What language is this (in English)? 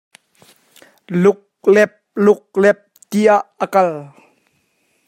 Hakha Chin